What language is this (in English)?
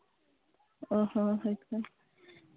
Santali